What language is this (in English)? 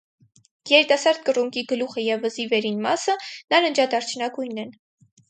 Armenian